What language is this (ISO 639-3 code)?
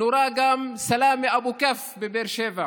heb